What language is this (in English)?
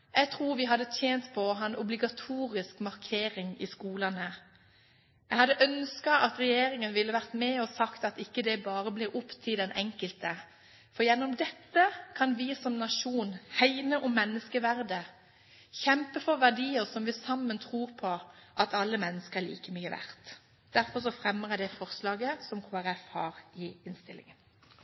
Norwegian Bokmål